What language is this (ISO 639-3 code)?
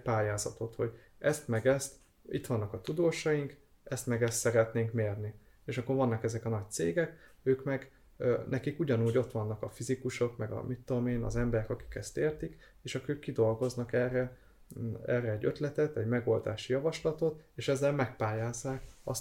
hun